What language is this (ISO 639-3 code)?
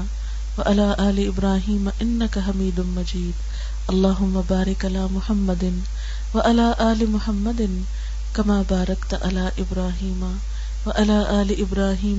urd